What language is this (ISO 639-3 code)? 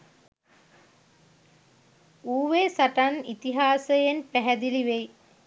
sin